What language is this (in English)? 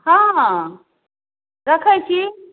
Maithili